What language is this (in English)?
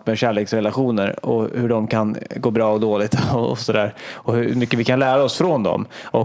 Swedish